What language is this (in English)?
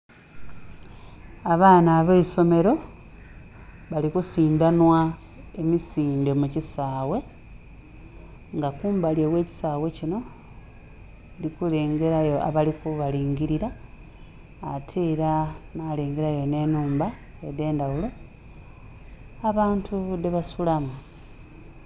Soga